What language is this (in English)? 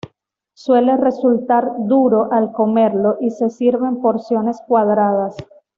Spanish